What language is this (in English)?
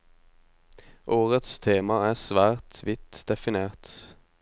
Norwegian